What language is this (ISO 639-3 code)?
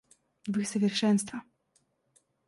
rus